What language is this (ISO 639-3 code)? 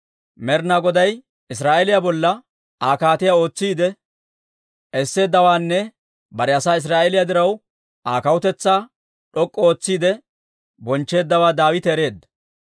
dwr